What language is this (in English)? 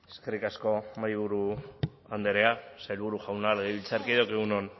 Basque